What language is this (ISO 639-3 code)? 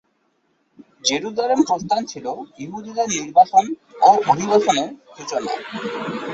ben